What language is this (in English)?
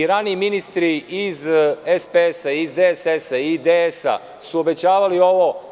Serbian